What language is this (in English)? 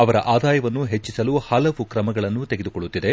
Kannada